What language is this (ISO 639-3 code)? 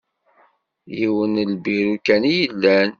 kab